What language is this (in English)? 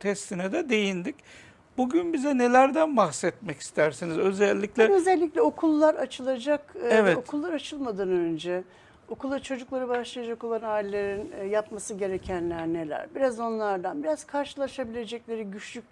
Turkish